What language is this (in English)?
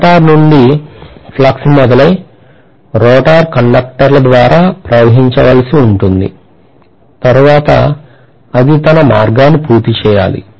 Telugu